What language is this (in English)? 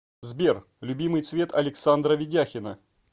Russian